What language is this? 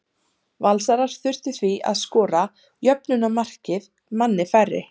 Icelandic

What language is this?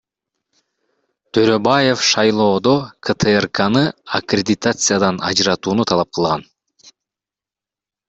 Kyrgyz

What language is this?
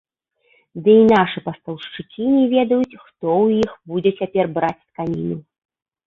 Belarusian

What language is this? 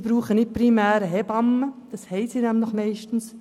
Swiss German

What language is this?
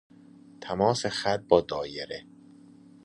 Persian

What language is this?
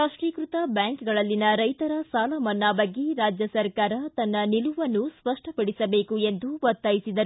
Kannada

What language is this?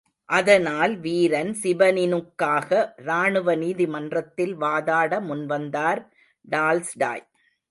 Tamil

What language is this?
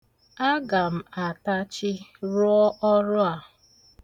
Igbo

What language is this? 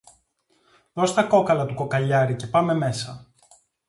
Greek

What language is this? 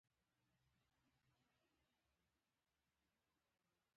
Pashto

